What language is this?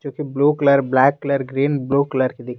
Hindi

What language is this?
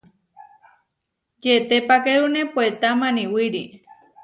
Huarijio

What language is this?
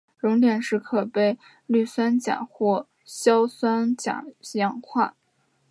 Chinese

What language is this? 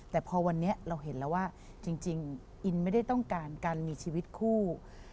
Thai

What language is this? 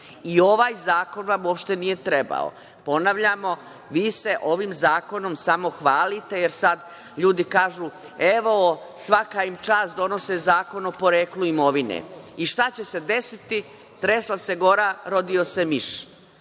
Serbian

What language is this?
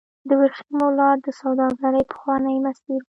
Pashto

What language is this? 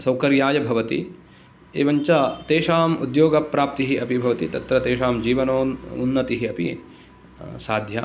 Sanskrit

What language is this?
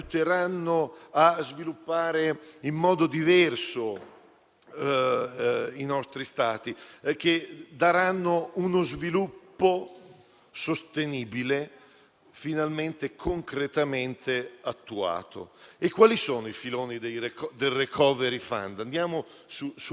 Italian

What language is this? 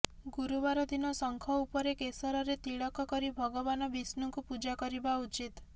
Odia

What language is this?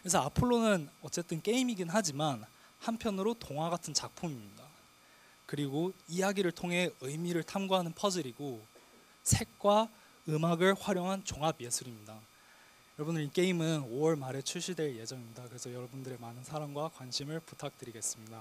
Korean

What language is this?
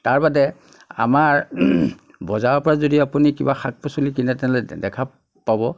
Assamese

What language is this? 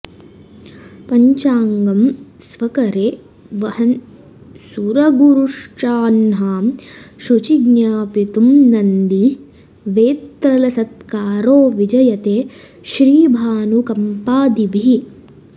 Sanskrit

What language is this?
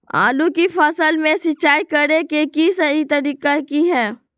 Magahi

